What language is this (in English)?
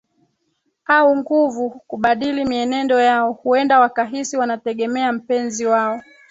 Swahili